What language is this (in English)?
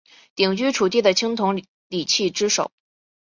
Chinese